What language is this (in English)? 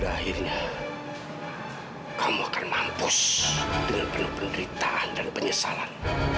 Indonesian